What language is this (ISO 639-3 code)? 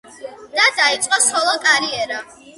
kat